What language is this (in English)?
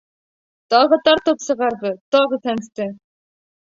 Bashkir